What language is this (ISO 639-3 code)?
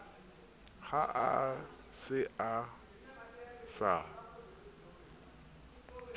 sot